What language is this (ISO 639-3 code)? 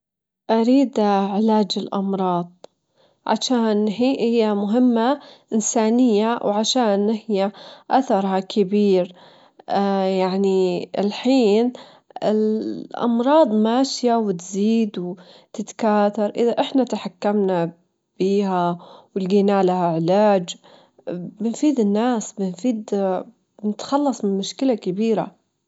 afb